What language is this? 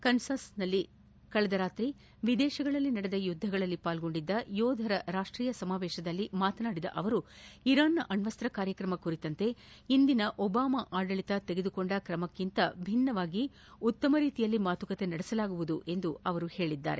Kannada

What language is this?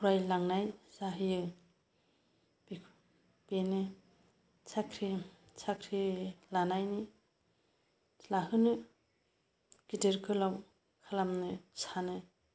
Bodo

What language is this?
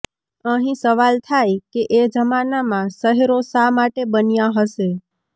Gujarati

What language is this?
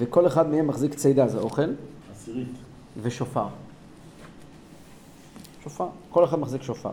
Hebrew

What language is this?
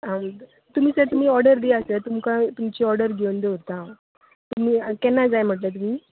Konkani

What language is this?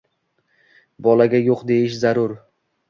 Uzbek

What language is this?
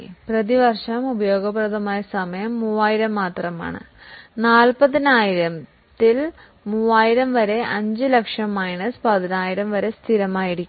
Malayalam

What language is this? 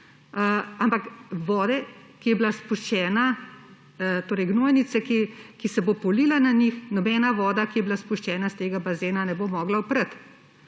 Slovenian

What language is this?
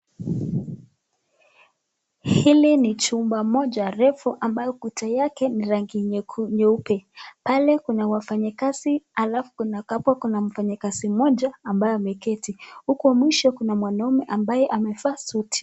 Swahili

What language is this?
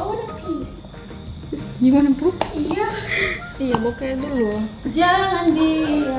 Indonesian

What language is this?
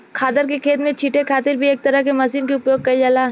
Bhojpuri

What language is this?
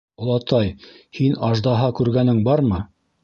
Bashkir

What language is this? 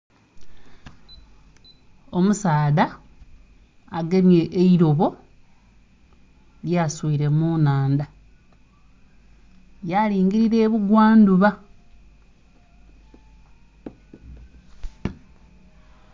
Soga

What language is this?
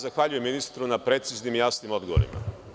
Serbian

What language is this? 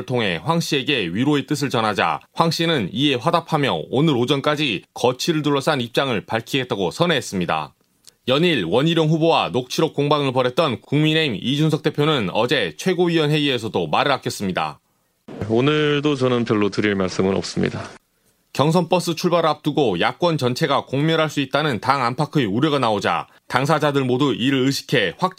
Korean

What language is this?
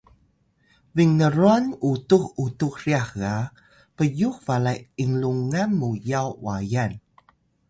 Atayal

